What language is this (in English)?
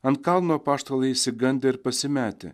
Lithuanian